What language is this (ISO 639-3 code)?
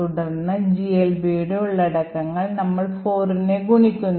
mal